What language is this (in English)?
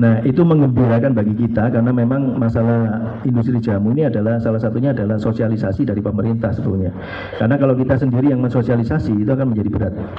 Indonesian